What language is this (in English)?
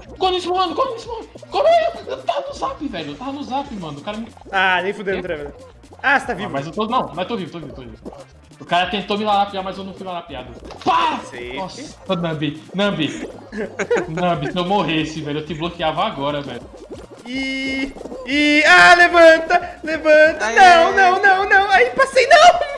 Portuguese